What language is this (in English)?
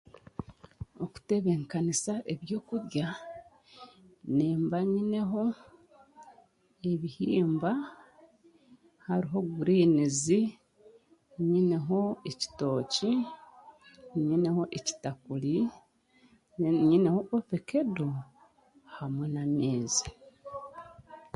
Chiga